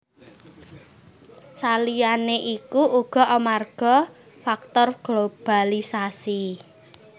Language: Javanese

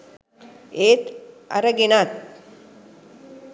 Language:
Sinhala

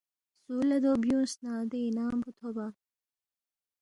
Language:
Balti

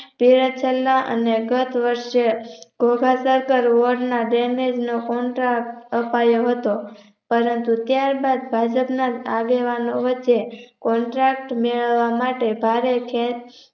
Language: Gujarati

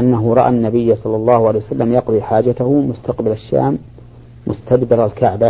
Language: Arabic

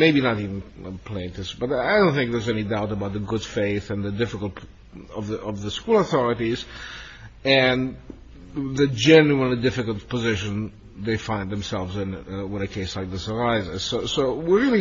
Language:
English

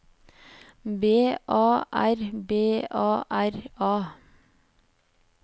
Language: Norwegian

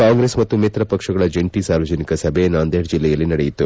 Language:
Kannada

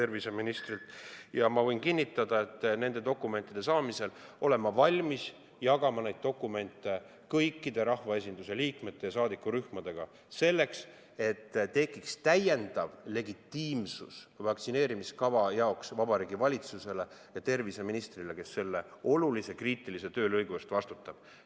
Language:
Estonian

